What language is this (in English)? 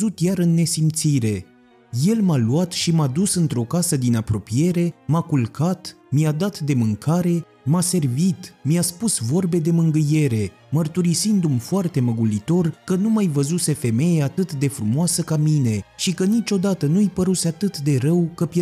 Romanian